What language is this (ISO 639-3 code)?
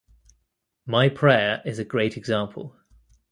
eng